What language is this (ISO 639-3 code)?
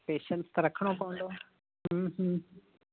snd